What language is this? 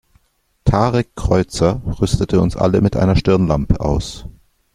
German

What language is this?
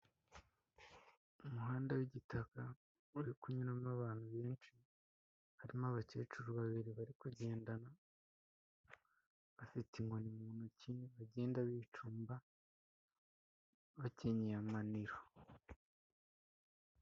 Kinyarwanda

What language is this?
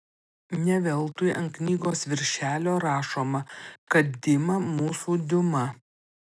Lithuanian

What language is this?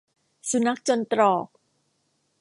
Thai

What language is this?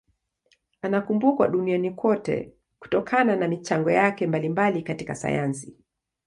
Swahili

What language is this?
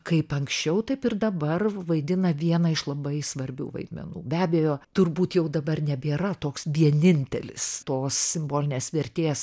Lithuanian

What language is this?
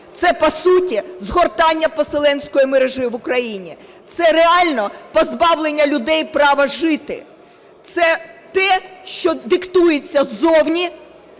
Ukrainian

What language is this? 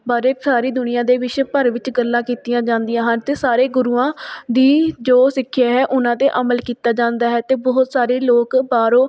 Punjabi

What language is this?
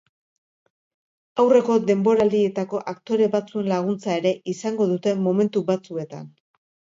Basque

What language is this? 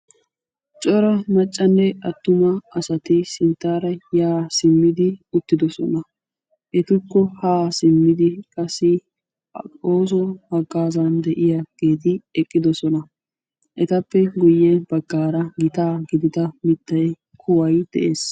Wolaytta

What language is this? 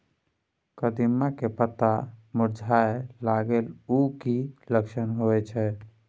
Maithili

